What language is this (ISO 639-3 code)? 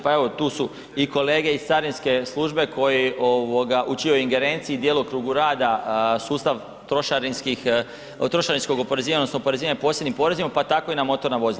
hrv